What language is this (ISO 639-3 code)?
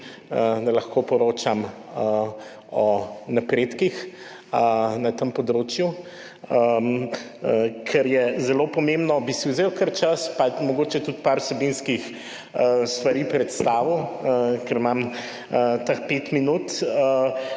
slv